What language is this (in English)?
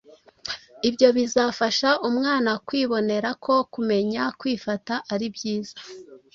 Kinyarwanda